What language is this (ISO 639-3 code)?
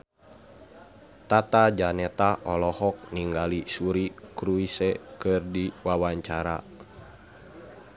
sun